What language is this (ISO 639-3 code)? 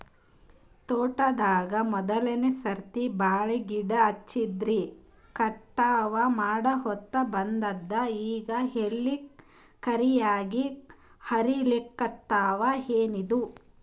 kan